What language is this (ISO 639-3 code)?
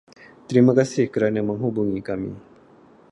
msa